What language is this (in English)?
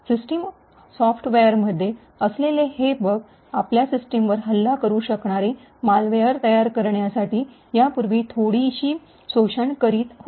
Marathi